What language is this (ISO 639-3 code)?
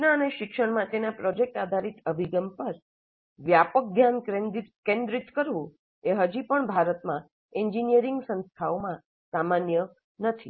guj